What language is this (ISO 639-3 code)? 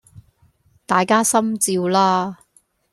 yue